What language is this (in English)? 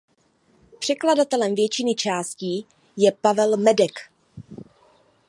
Czech